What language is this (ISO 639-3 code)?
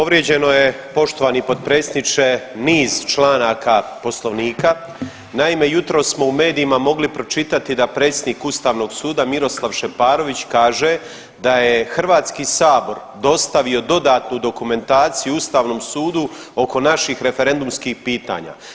hrv